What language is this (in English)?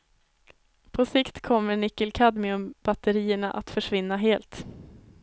Swedish